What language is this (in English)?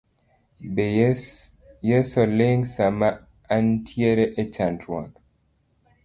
Luo (Kenya and Tanzania)